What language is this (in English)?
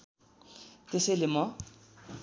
Nepali